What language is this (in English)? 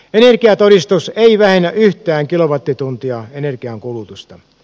Finnish